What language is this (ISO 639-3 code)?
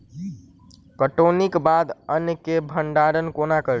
mai